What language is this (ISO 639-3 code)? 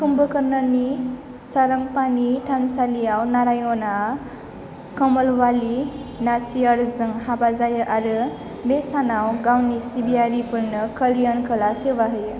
brx